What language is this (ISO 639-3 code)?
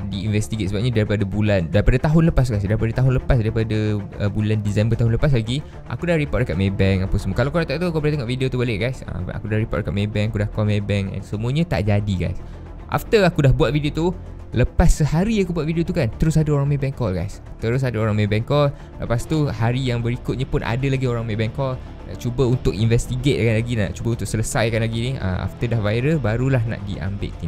msa